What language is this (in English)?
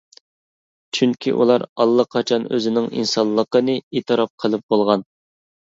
Uyghur